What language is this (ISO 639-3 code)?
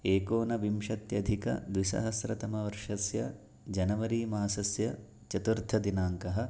san